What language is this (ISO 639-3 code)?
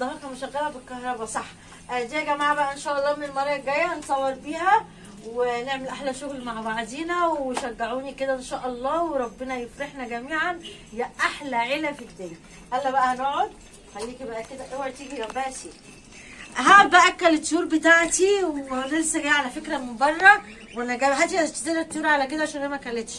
ara